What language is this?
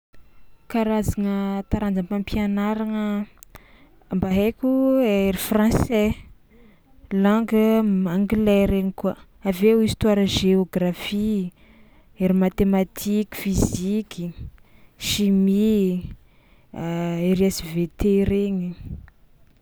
Tsimihety Malagasy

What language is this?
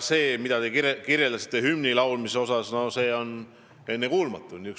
Estonian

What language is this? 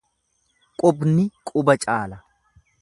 Oromo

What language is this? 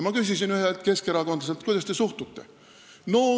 Estonian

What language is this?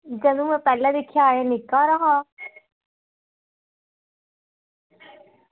Dogri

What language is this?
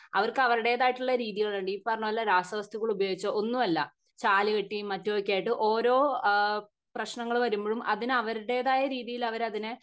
Malayalam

